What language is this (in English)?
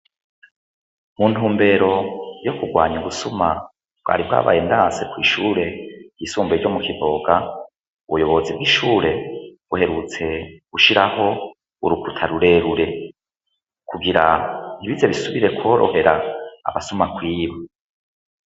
Rundi